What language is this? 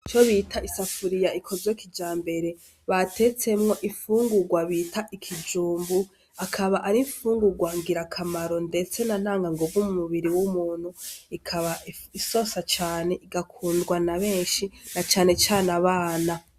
Rundi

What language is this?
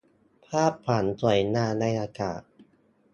Thai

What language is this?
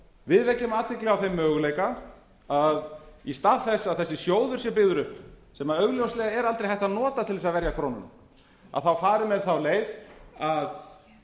Icelandic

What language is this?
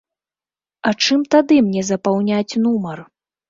Belarusian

